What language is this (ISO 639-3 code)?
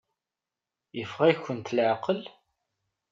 kab